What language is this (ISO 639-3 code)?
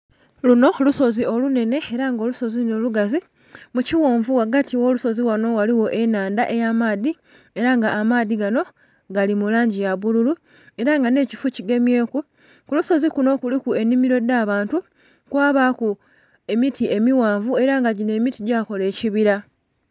xog